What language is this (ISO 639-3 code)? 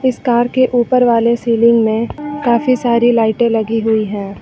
hin